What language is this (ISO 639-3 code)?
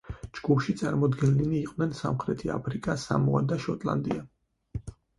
kat